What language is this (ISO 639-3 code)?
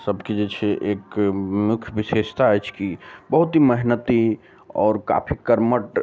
mai